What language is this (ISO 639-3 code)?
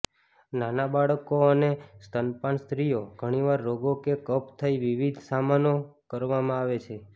guj